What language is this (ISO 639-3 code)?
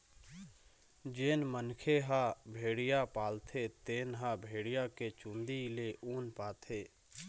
hne